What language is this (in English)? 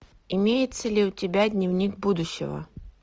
Russian